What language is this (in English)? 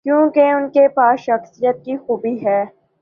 Urdu